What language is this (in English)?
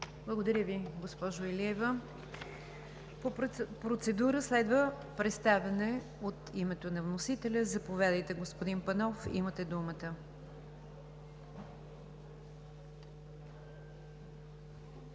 Bulgarian